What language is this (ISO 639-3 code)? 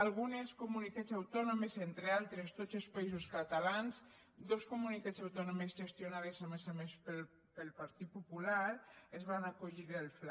cat